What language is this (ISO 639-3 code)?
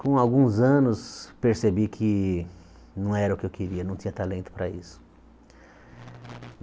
por